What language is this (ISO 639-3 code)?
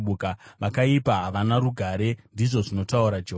sna